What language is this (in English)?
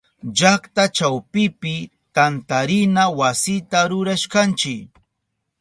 Southern Pastaza Quechua